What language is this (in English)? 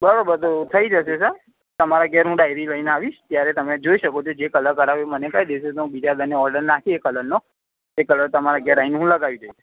Gujarati